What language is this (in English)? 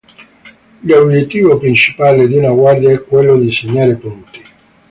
Italian